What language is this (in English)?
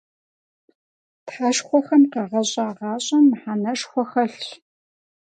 Kabardian